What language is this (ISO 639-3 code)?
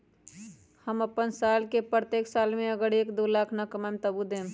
mag